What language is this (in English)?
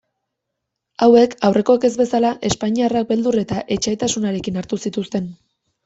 Basque